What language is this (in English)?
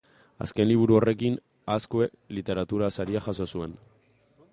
Basque